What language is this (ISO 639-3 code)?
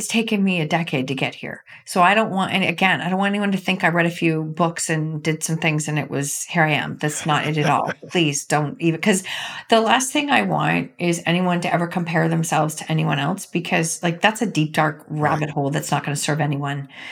eng